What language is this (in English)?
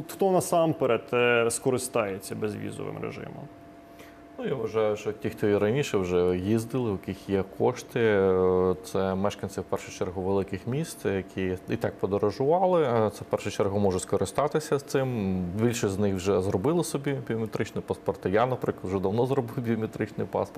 Ukrainian